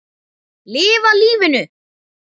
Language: Icelandic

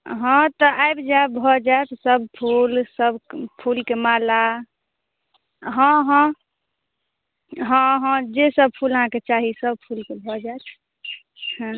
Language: Maithili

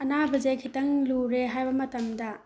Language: Manipuri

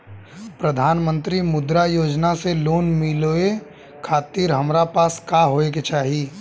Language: Bhojpuri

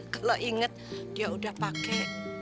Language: Indonesian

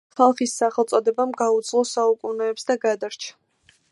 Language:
Georgian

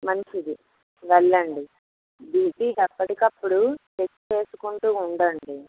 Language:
Telugu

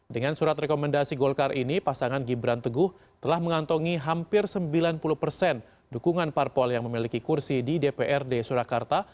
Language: Indonesian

